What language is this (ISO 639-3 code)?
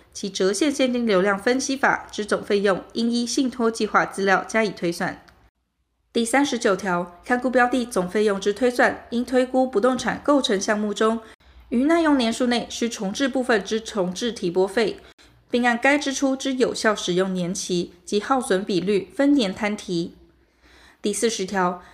zho